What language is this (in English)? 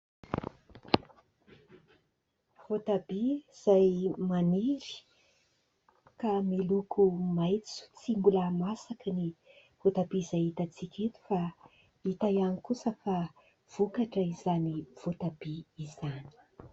Malagasy